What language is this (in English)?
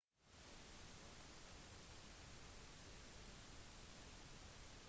Norwegian Bokmål